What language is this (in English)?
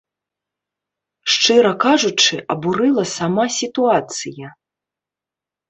Belarusian